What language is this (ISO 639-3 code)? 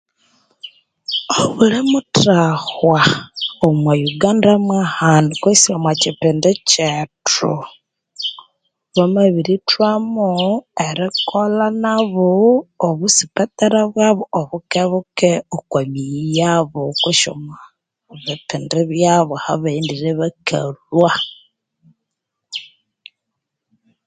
koo